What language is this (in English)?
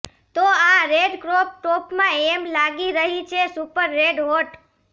Gujarati